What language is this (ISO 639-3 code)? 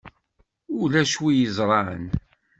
kab